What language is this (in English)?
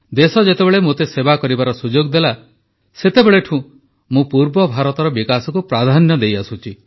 Odia